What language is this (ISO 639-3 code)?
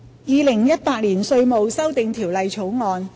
yue